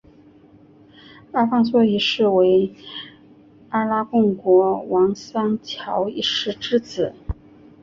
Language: Chinese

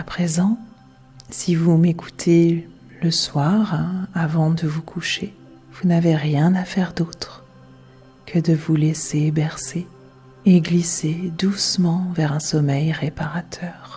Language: French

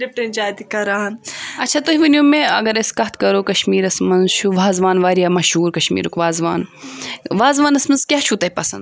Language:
Kashmiri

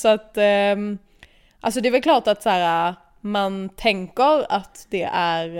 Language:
Swedish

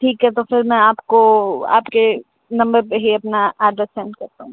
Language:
Urdu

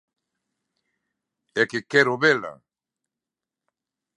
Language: Galician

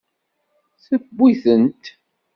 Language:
Kabyle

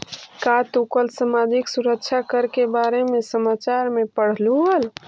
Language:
Magahi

